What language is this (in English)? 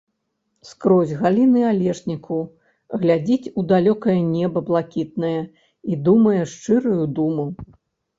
Belarusian